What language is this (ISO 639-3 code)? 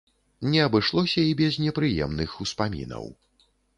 bel